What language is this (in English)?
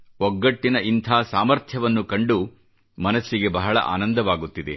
Kannada